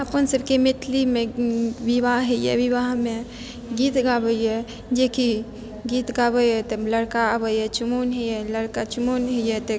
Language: Maithili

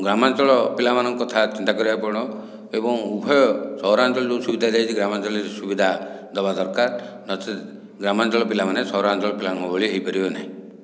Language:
Odia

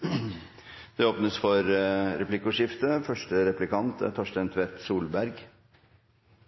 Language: Norwegian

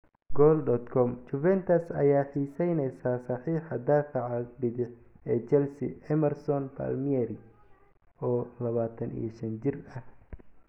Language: Somali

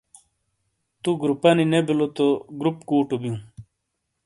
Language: Shina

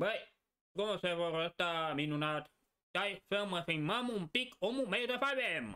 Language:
Romanian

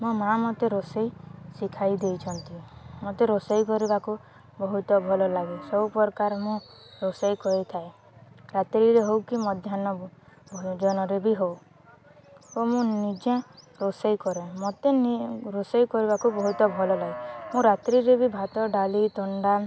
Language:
Odia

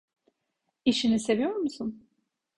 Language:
Turkish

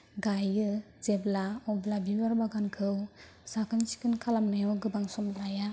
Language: Bodo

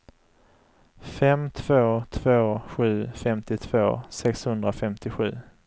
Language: Swedish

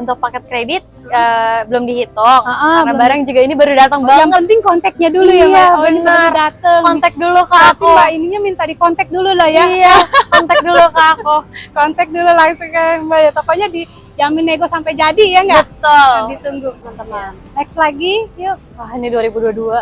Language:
Indonesian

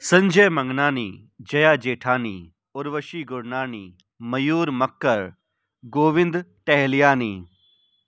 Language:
Sindhi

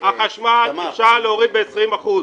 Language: Hebrew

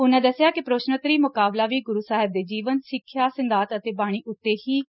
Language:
Punjabi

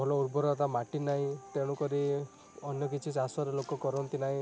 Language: Odia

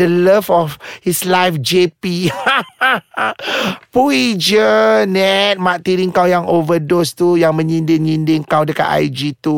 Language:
Malay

